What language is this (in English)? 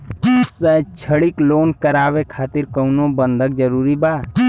Bhojpuri